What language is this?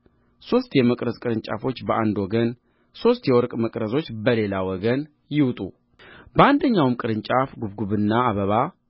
Amharic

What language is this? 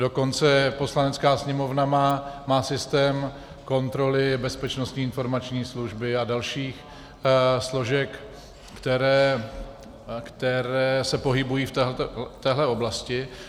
Czech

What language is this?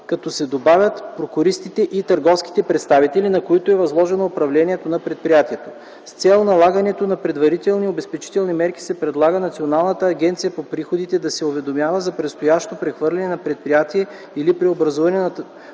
Bulgarian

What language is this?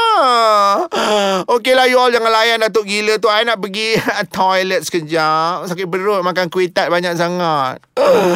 Malay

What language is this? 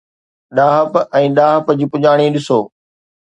Sindhi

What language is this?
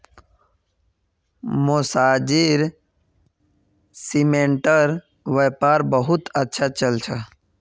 Magahi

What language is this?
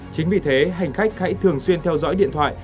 Vietnamese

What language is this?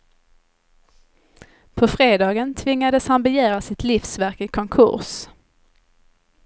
Swedish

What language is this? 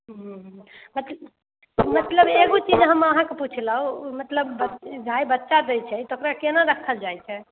Maithili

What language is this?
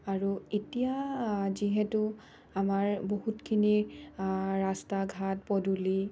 Assamese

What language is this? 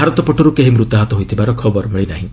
Odia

